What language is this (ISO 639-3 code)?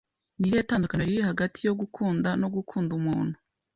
kin